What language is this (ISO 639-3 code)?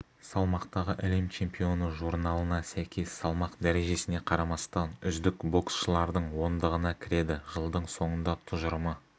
kaz